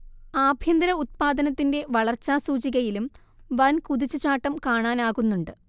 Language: Malayalam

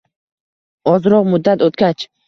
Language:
Uzbek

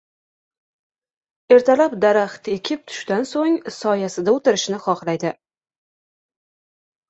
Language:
Uzbek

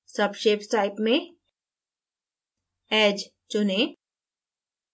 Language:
Hindi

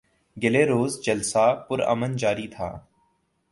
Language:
Urdu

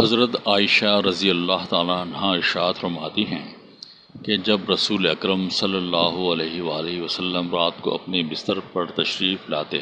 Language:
Urdu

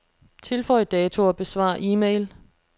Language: Danish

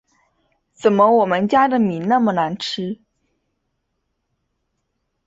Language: Chinese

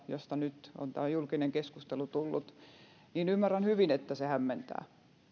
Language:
Finnish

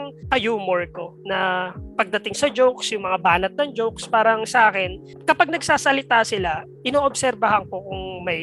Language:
Filipino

